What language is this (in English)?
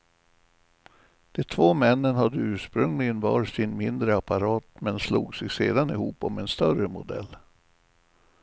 Swedish